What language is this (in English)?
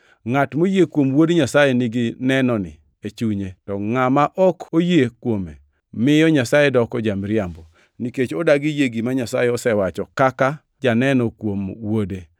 Luo (Kenya and Tanzania)